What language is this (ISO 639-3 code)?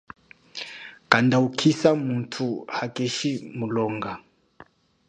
cjk